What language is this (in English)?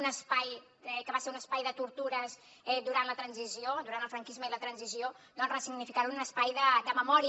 Catalan